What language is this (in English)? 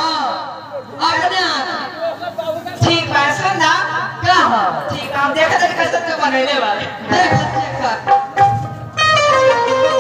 Hindi